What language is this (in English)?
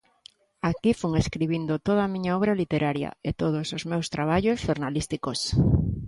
Galician